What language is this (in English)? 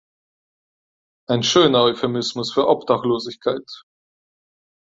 German